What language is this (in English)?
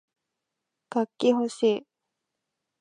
Japanese